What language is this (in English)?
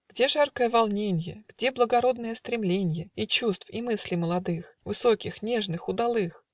Russian